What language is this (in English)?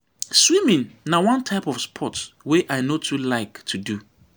Nigerian Pidgin